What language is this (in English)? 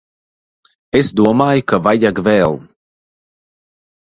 Latvian